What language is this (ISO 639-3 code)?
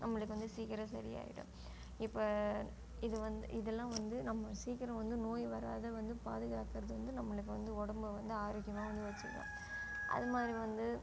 tam